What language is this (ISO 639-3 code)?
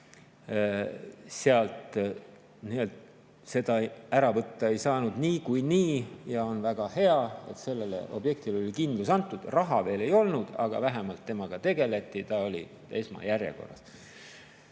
est